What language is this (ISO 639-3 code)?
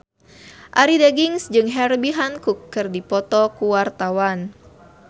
sun